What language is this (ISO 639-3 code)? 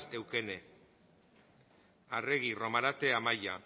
eus